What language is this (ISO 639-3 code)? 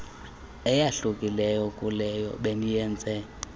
xho